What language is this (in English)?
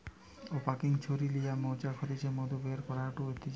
Bangla